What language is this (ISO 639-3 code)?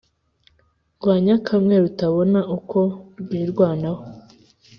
kin